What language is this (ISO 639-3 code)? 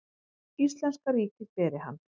isl